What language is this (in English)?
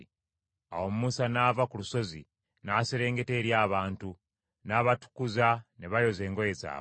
Ganda